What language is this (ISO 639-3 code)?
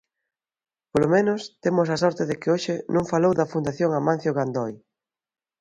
glg